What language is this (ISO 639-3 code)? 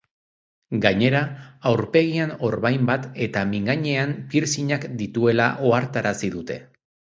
eus